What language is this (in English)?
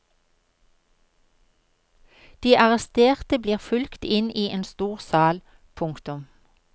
Norwegian